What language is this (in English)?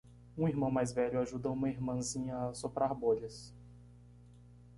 Portuguese